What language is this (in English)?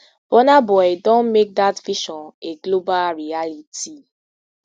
Nigerian Pidgin